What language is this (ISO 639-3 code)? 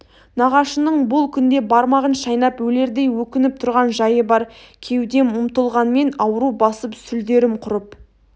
kaz